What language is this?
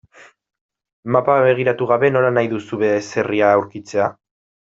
Basque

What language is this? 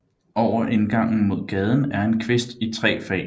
Danish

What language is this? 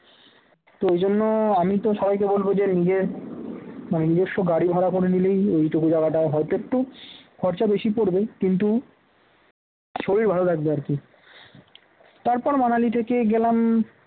Bangla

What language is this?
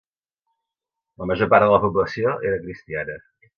Catalan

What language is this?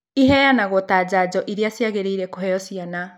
Kikuyu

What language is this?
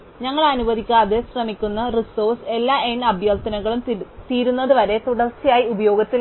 Malayalam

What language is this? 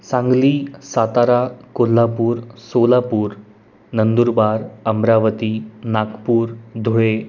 Marathi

